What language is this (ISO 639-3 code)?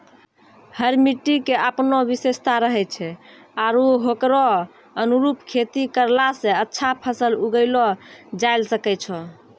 mai